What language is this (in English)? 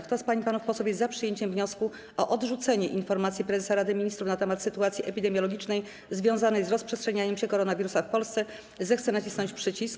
Polish